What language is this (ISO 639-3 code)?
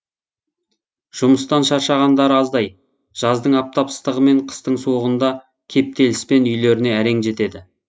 kaz